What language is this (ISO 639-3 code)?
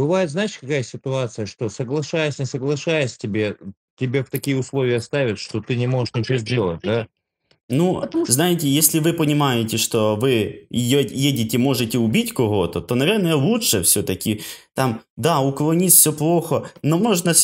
rus